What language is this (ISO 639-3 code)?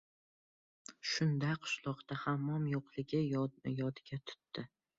uzb